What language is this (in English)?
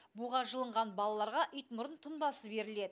Kazakh